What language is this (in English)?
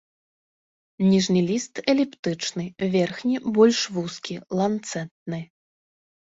Belarusian